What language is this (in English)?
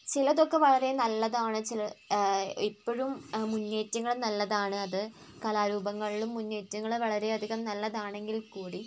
Malayalam